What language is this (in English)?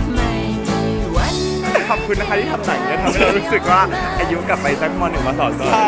Thai